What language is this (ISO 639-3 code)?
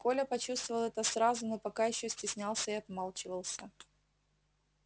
rus